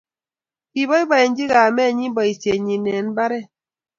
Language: Kalenjin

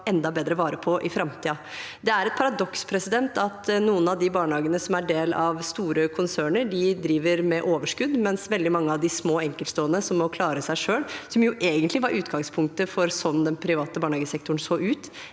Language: Norwegian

